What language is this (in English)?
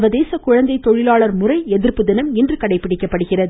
Tamil